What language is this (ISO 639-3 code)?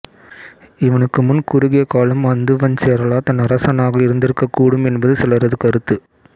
tam